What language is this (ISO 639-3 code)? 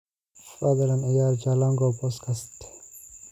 som